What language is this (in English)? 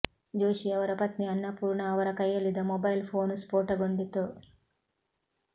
Kannada